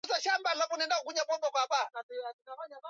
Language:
Swahili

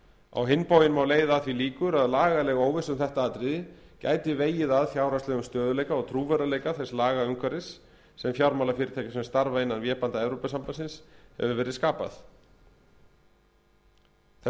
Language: Icelandic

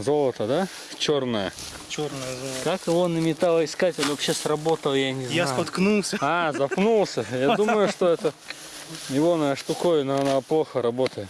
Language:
Russian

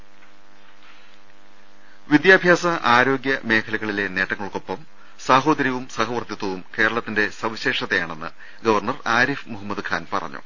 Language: Malayalam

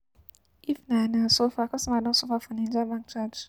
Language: Nigerian Pidgin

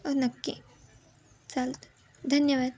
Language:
Marathi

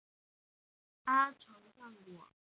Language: Chinese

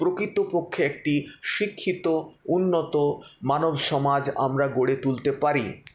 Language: Bangla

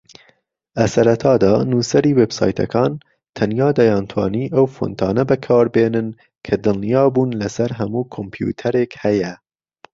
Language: Central Kurdish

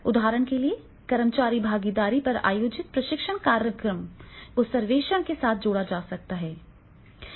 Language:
Hindi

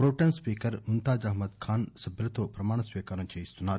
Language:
Telugu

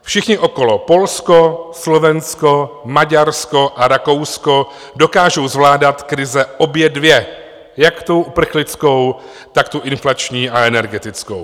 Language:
Czech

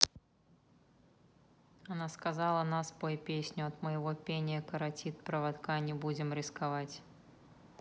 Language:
Russian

